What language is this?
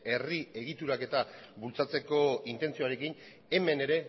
Basque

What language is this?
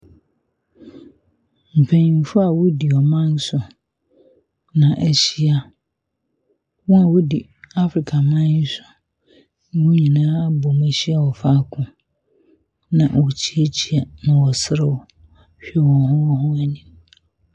Akan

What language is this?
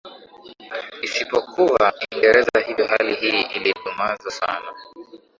Swahili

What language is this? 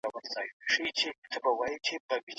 Pashto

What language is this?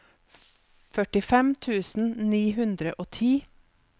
Norwegian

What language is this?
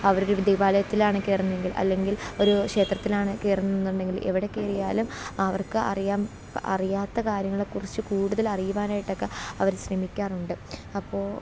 Malayalam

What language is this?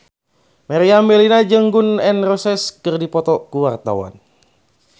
Sundanese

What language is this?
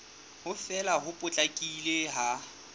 Southern Sotho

